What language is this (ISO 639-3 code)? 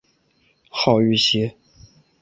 zho